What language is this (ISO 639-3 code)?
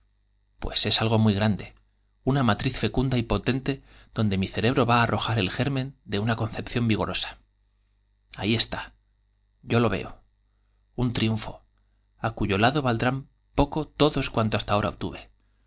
spa